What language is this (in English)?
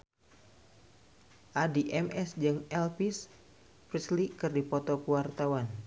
Sundanese